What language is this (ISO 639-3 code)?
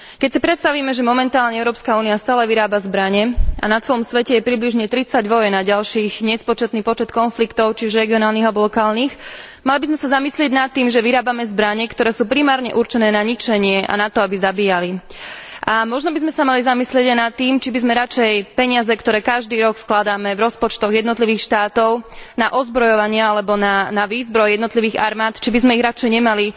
slk